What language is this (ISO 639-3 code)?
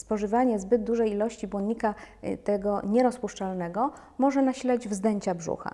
pol